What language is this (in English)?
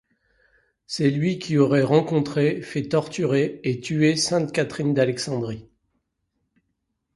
French